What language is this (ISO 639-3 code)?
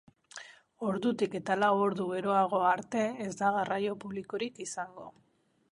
eus